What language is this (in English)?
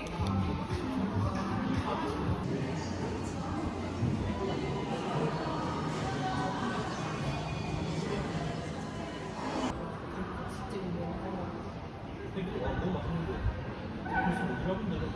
Korean